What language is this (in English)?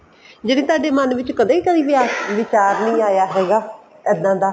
Punjabi